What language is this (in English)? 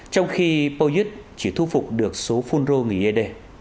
Vietnamese